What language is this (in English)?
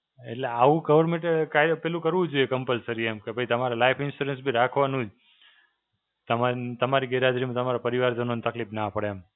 Gujarati